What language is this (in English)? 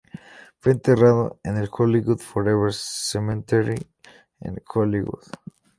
Spanish